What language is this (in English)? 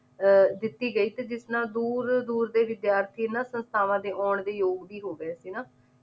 Punjabi